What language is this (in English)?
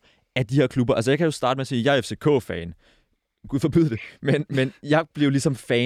Danish